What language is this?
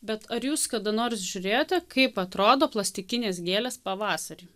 Lithuanian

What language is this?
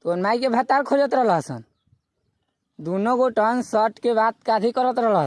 Hindi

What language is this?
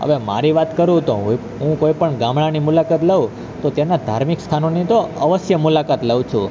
Gujarati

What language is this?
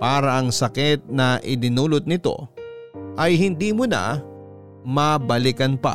Filipino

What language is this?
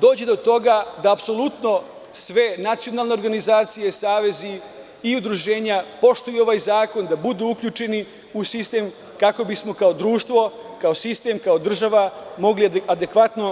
Serbian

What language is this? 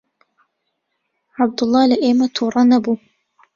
Central Kurdish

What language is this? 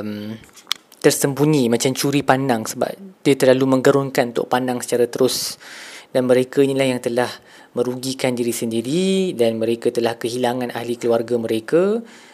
Malay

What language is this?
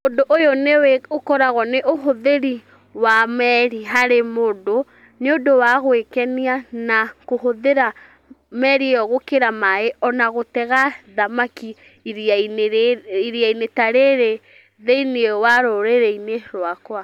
Kikuyu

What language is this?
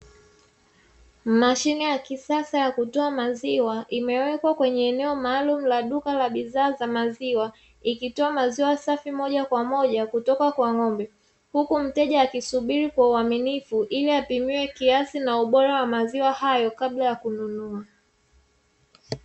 Swahili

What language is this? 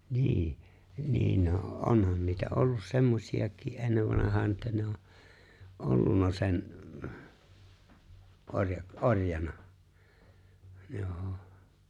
Finnish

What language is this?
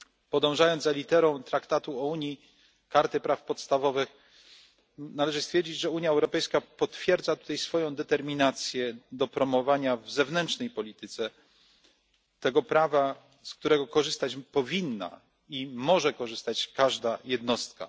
Polish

